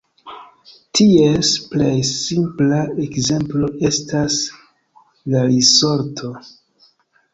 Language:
Esperanto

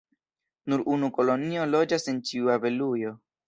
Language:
Esperanto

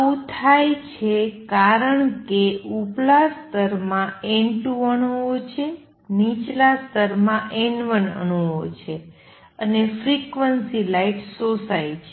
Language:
Gujarati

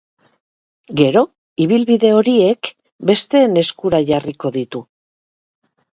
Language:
Basque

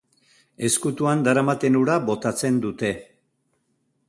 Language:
Basque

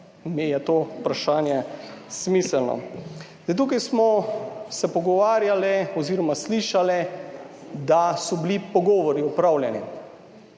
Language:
Slovenian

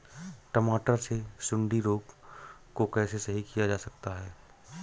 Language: Hindi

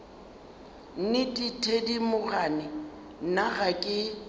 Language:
Northern Sotho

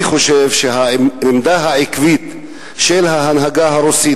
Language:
Hebrew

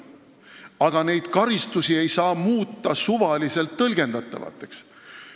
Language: Estonian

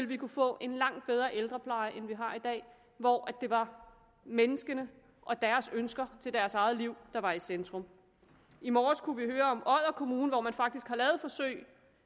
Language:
Danish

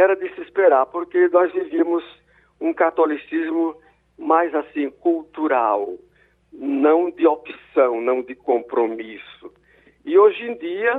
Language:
Portuguese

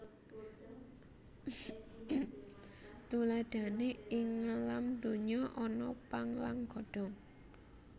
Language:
Javanese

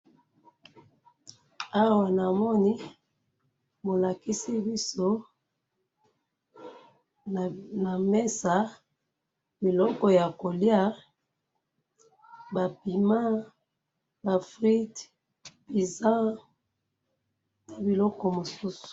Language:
Lingala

